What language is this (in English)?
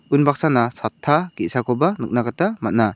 Garo